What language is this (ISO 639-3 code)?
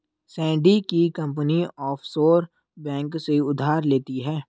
hin